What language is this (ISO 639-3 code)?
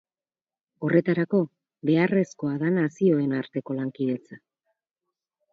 eus